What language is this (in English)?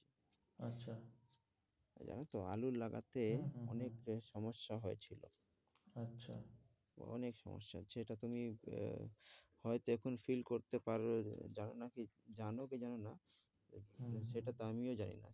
Bangla